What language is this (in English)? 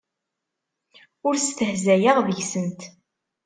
Kabyle